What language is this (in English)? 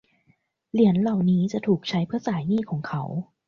Thai